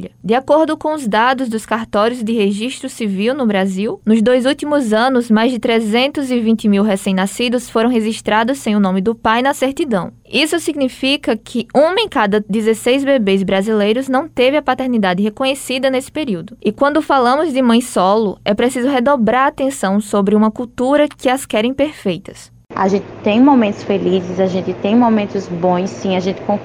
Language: Portuguese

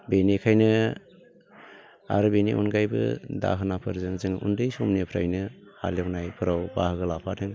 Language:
Bodo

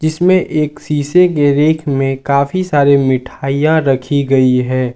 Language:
Hindi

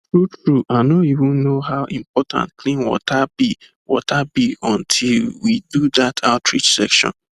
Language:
Nigerian Pidgin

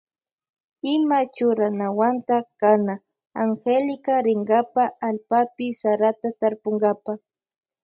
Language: Loja Highland Quichua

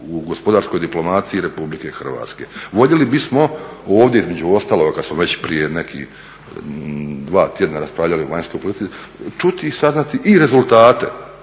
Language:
Croatian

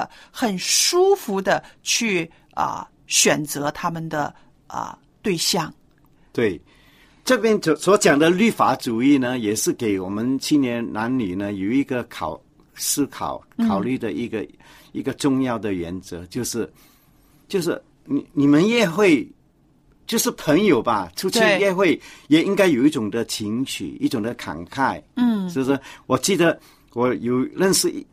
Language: Chinese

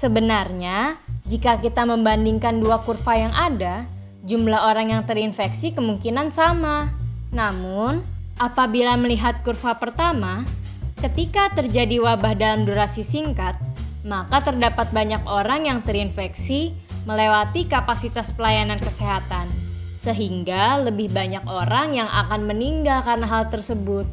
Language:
Indonesian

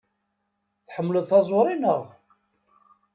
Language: Kabyle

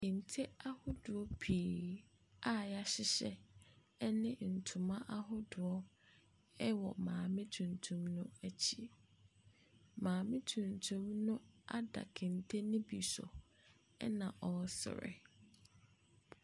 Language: Akan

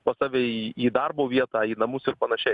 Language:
Lithuanian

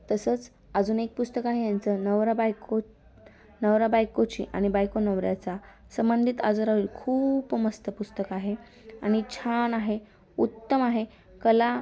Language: Marathi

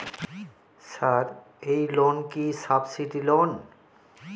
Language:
Bangla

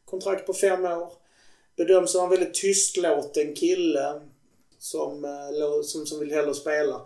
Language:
Swedish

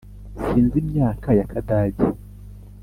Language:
Kinyarwanda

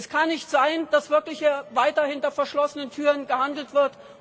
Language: German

